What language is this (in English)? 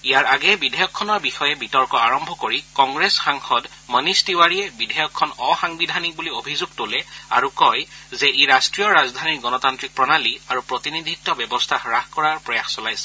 Assamese